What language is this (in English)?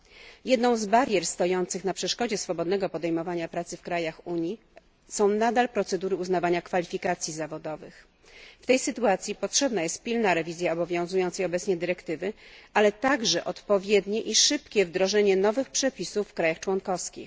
Polish